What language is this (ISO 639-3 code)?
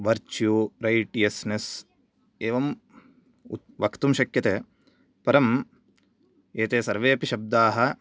san